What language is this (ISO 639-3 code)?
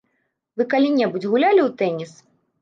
bel